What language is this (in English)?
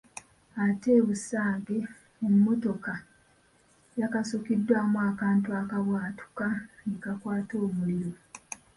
Ganda